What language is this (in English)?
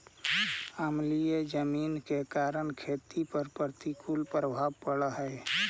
Magahi